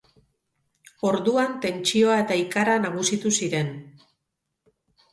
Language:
Basque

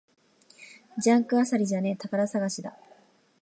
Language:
Japanese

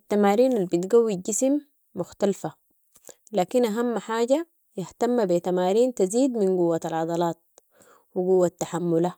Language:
Sudanese Arabic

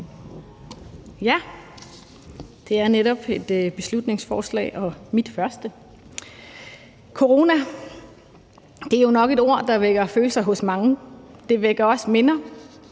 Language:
Danish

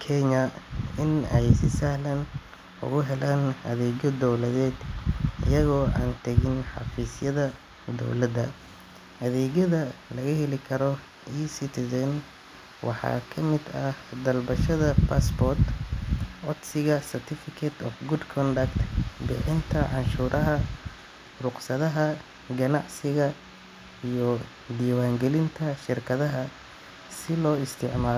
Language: Somali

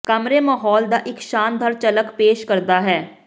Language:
Punjabi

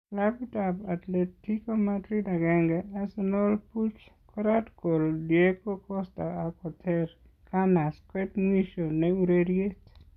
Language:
Kalenjin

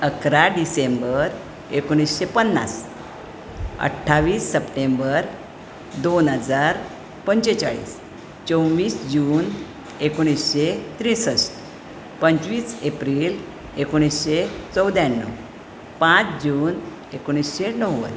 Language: Konkani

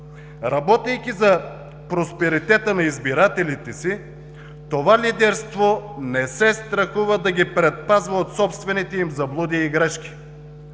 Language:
Bulgarian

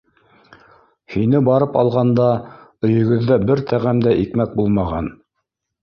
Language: Bashkir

